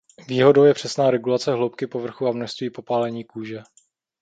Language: Czech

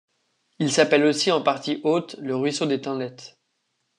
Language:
French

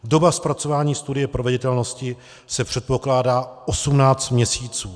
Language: Czech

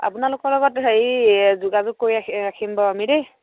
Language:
Assamese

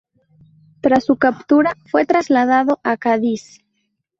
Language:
Spanish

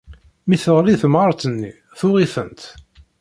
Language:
Kabyle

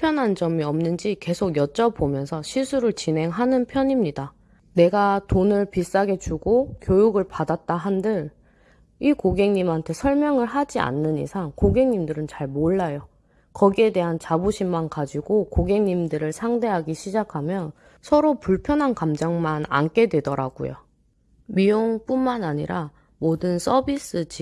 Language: Korean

